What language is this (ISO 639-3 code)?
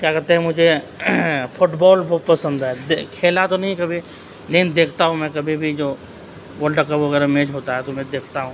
urd